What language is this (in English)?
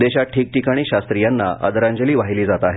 Marathi